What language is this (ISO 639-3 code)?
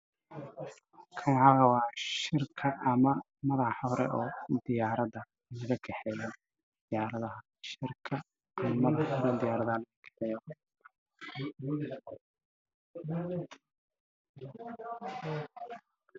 som